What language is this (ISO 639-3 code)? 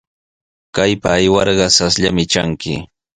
qws